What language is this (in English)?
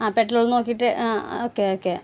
Malayalam